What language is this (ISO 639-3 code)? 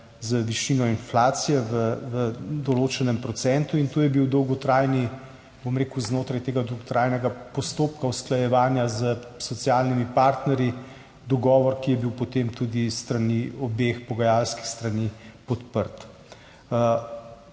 slv